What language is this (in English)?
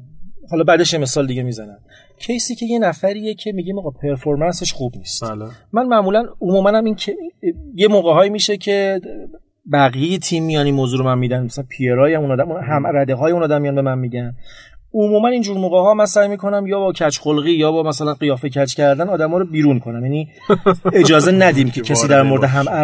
Persian